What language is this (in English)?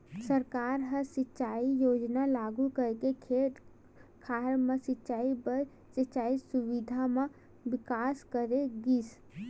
Chhattisgarhi